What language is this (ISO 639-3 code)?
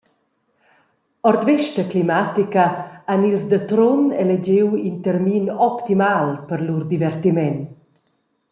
roh